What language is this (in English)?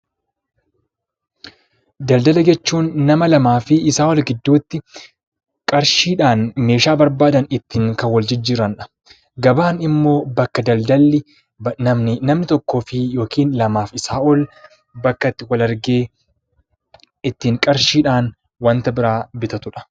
Oromo